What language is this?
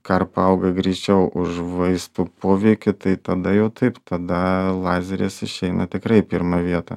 Lithuanian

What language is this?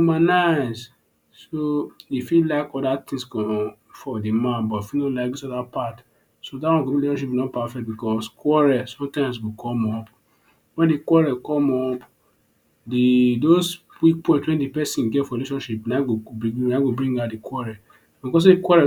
Nigerian Pidgin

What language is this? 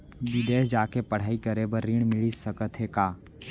Chhattisgarhi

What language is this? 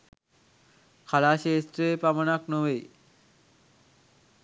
Sinhala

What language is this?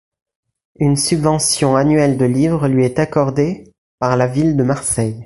French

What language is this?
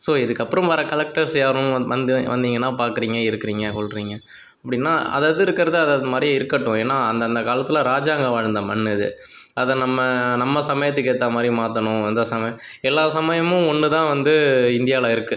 Tamil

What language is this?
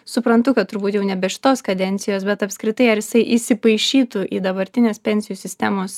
Lithuanian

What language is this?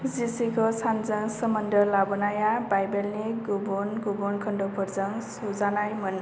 Bodo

